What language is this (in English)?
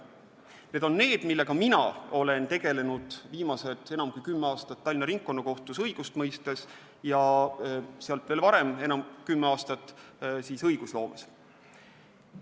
Estonian